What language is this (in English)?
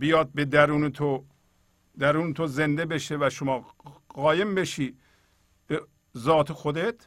Persian